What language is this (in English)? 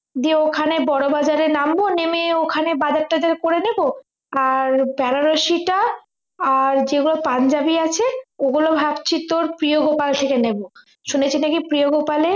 Bangla